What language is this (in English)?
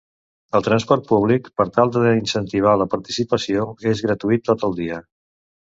Catalan